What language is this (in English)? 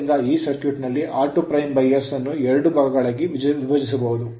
Kannada